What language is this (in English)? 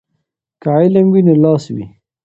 Pashto